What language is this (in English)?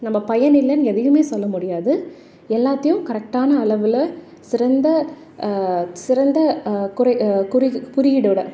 Tamil